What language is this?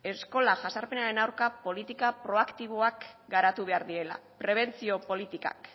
Basque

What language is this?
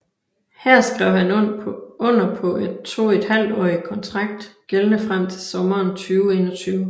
Danish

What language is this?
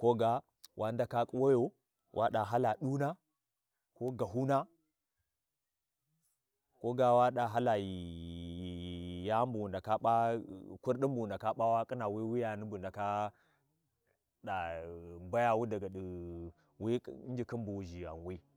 Warji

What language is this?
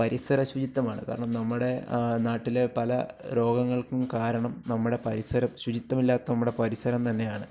Malayalam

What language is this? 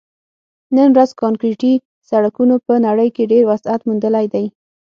Pashto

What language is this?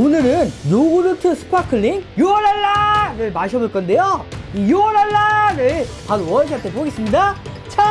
Korean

